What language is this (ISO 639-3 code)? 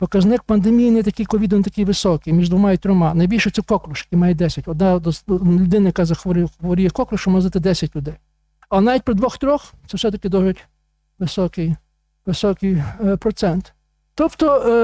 ukr